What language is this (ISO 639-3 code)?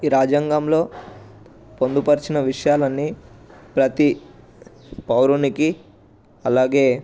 tel